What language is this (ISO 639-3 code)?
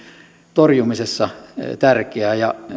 fin